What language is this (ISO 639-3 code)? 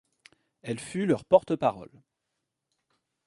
fra